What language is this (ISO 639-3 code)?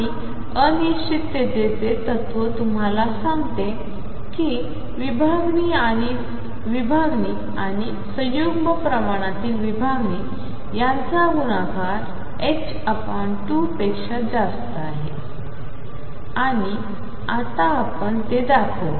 mar